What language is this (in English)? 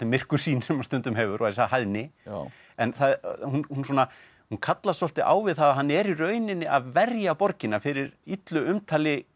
Icelandic